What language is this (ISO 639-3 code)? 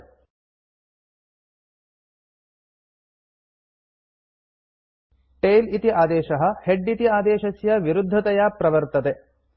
san